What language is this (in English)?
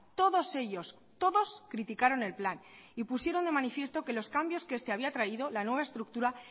Spanish